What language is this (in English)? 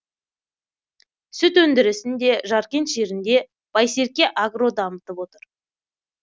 Kazakh